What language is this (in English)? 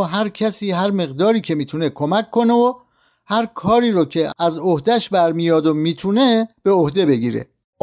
Persian